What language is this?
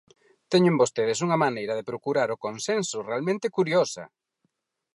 Galician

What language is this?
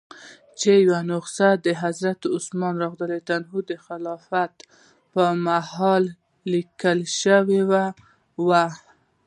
Pashto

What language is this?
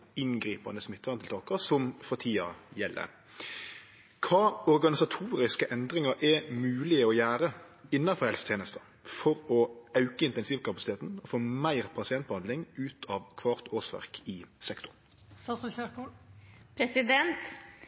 Norwegian Nynorsk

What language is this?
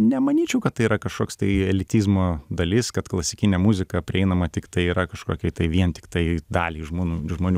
Lithuanian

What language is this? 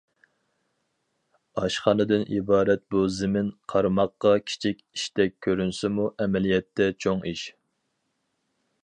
Uyghur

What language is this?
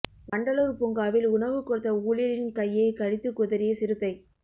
Tamil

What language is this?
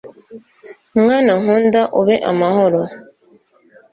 Kinyarwanda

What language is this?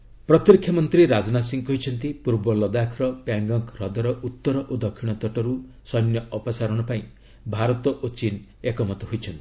Odia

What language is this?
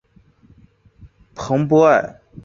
Chinese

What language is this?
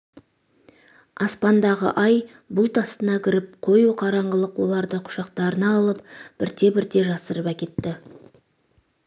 Kazakh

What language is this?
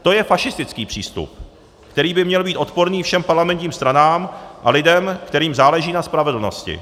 Czech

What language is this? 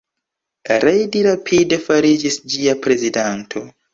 Esperanto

